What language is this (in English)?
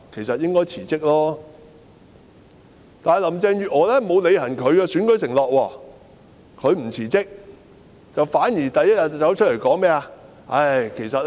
Cantonese